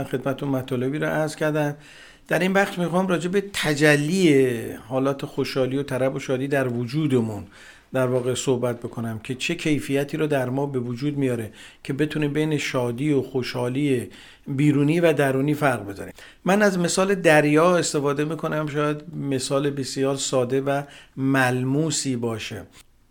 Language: Persian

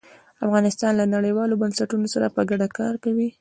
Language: Pashto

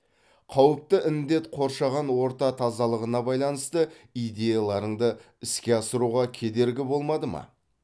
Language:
Kazakh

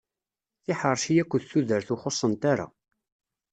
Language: Kabyle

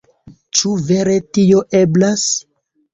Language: Esperanto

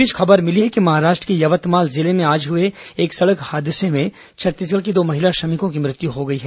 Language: Hindi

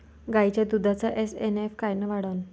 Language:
Marathi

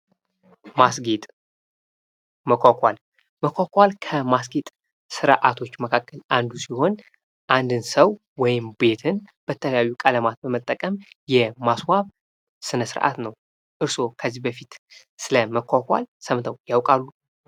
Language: Amharic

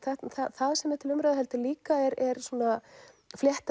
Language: Icelandic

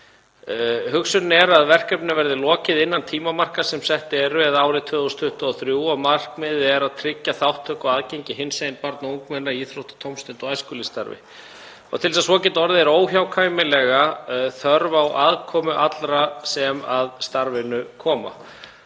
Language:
Icelandic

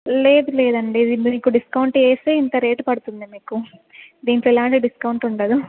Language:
Telugu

